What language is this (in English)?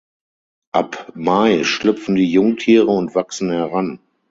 German